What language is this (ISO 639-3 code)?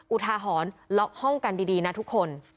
tha